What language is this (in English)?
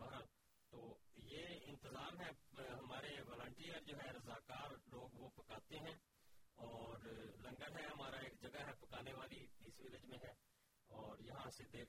Urdu